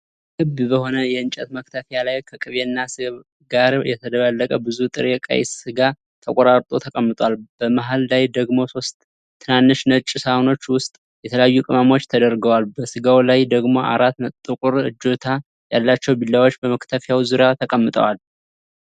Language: Amharic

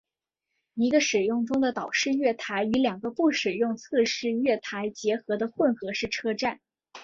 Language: Chinese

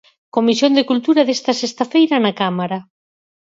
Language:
Galician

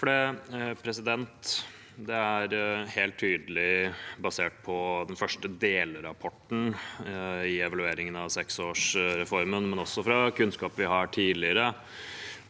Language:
Norwegian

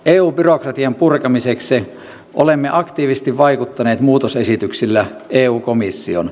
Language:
Finnish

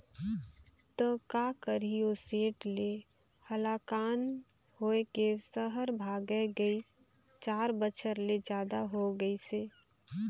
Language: Chhattisgarhi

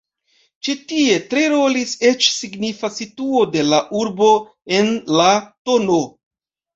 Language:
Esperanto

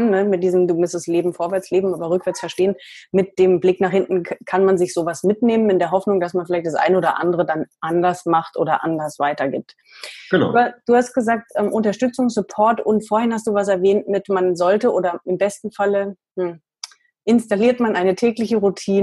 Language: German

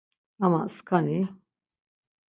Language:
Laz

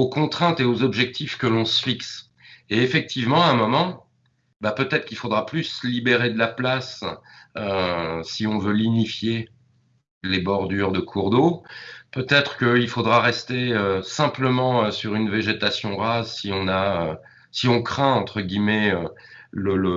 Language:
Italian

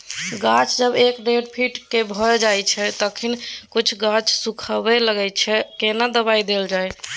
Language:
Maithili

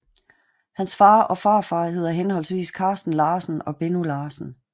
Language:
Danish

